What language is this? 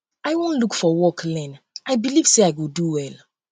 Nigerian Pidgin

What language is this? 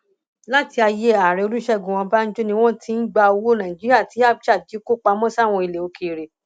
Yoruba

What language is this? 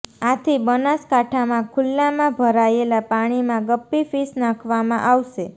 Gujarati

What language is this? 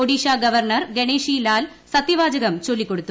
Malayalam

